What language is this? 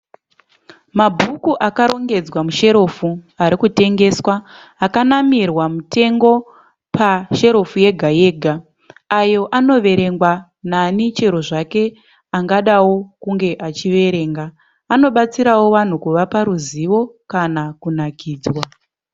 Shona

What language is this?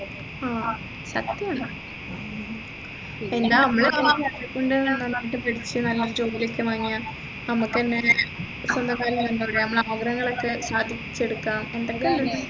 Malayalam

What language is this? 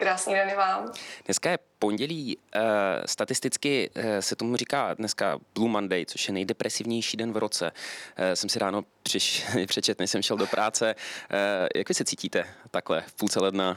Czech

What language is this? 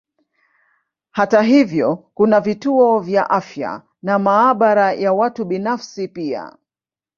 Swahili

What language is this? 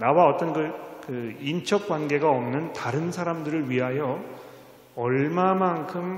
Korean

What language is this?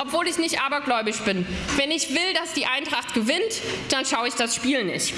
German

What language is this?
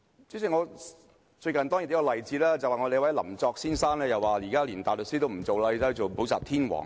Cantonese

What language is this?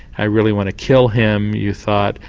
English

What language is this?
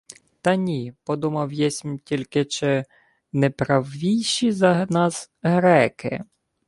Ukrainian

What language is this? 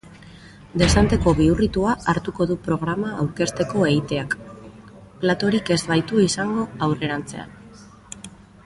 Basque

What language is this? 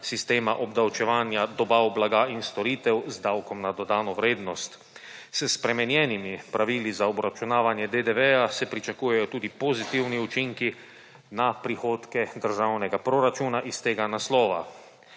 Slovenian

